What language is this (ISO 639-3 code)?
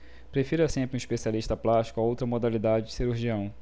por